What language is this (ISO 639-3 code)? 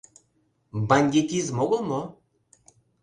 chm